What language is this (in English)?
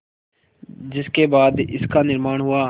Hindi